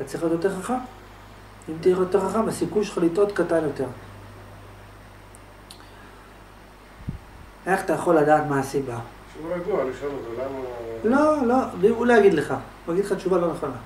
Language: Hebrew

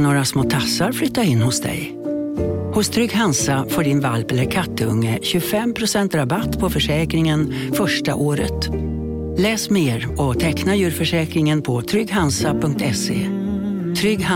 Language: Swedish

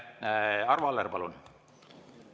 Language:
Estonian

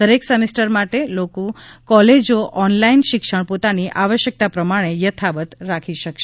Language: Gujarati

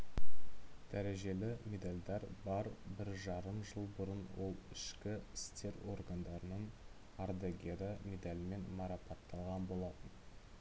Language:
Kazakh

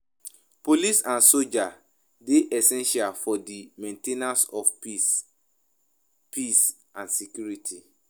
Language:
Nigerian Pidgin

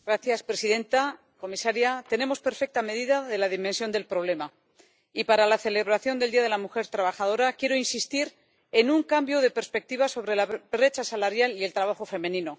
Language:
Spanish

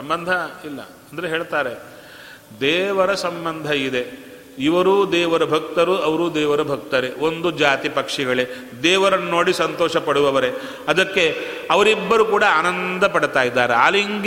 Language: Kannada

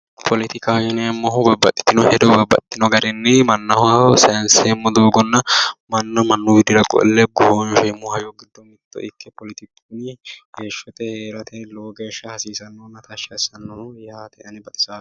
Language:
Sidamo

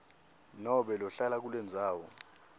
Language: Swati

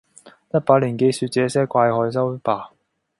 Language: Cantonese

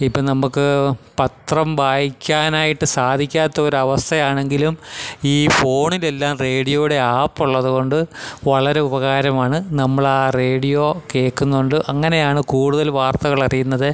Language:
Malayalam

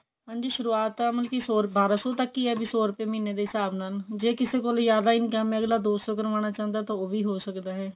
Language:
Punjabi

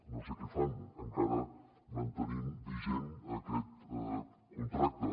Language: Catalan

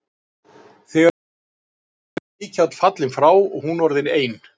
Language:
Icelandic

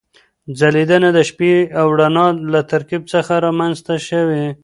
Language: Pashto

